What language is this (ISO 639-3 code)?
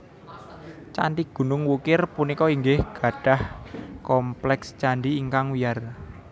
jav